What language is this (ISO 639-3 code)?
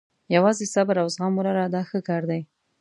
pus